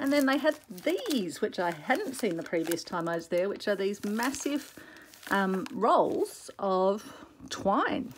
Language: English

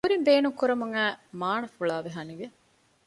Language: Divehi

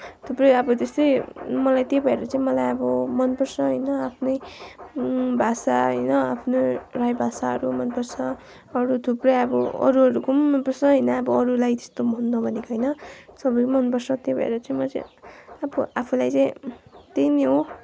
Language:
Nepali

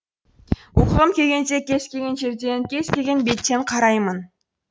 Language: Kazakh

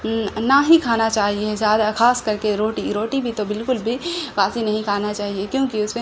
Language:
Urdu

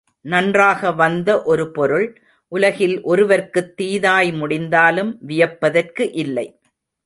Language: Tamil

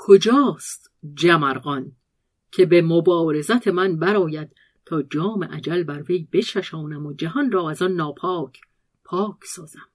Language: Persian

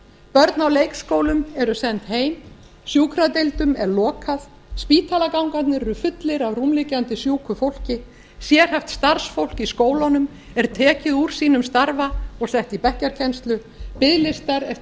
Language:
Icelandic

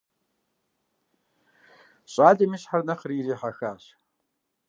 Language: Kabardian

